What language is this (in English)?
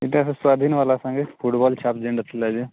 Odia